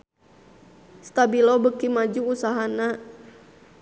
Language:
Sundanese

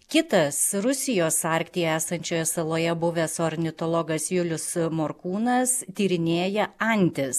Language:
Lithuanian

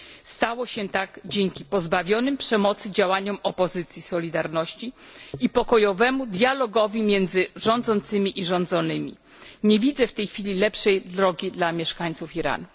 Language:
Polish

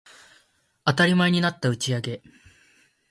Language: Japanese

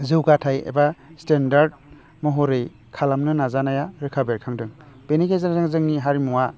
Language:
Bodo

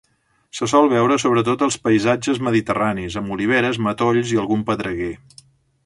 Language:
Catalan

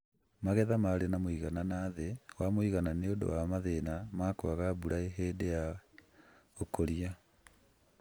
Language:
Kikuyu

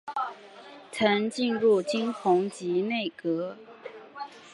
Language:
Chinese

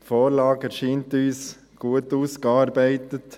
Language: Swiss German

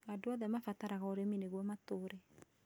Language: Kikuyu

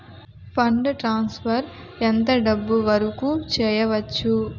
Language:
Telugu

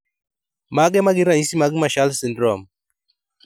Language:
Luo (Kenya and Tanzania)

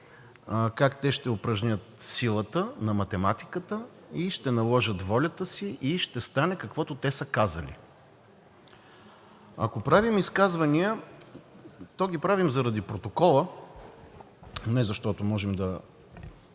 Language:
Bulgarian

